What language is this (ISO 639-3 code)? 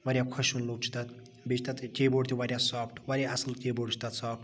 kas